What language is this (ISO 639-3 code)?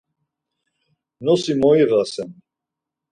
lzz